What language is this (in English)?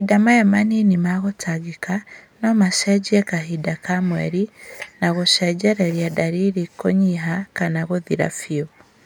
Kikuyu